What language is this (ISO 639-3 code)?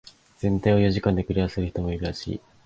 jpn